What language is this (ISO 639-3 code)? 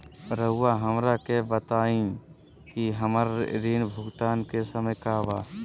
mag